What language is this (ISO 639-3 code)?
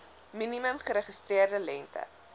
afr